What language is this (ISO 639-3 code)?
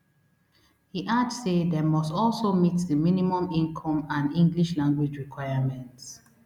pcm